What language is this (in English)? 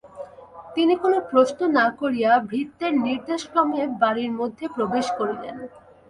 Bangla